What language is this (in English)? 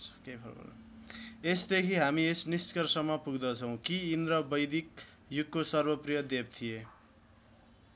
Nepali